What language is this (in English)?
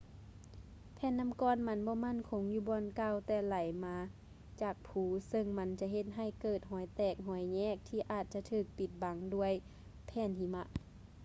Lao